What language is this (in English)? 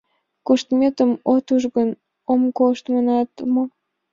Mari